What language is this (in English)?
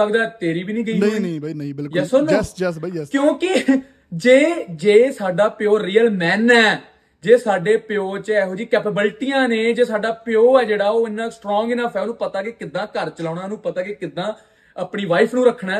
Punjabi